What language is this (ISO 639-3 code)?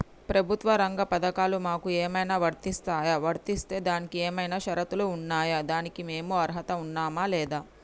tel